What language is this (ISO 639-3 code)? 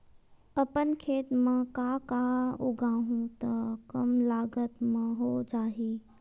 hne